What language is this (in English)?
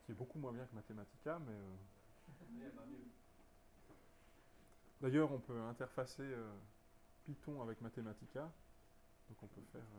French